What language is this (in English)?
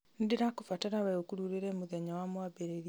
Kikuyu